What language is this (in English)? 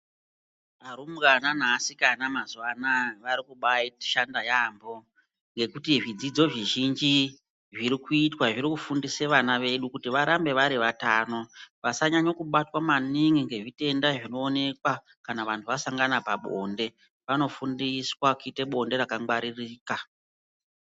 Ndau